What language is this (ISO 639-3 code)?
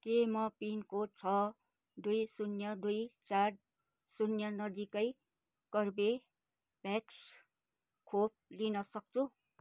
nep